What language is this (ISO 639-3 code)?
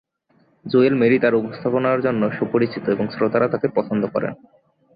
ben